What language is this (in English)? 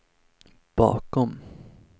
Swedish